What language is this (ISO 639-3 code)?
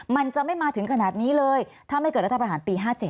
tha